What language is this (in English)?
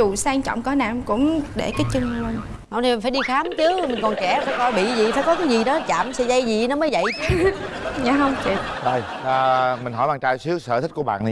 Vietnamese